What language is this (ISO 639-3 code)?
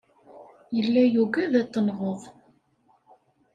kab